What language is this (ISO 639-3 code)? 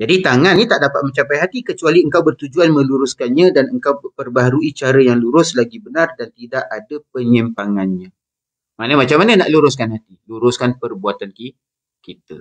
msa